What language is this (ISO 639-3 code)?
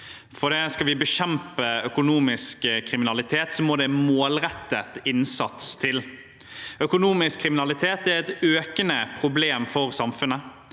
nor